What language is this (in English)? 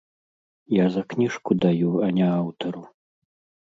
Belarusian